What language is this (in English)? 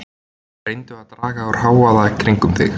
Icelandic